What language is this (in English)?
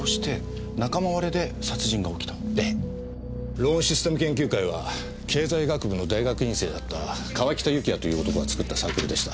Japanese